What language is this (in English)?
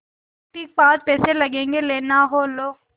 Hindi